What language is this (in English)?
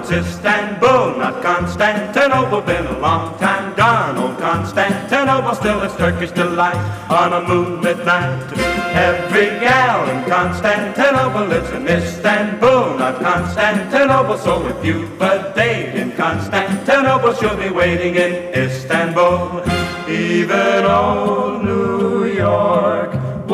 Greek